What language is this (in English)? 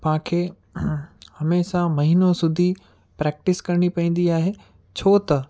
Sindhi